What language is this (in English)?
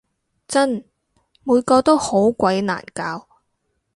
Cantonese